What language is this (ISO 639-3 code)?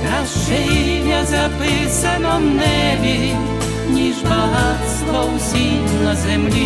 ukr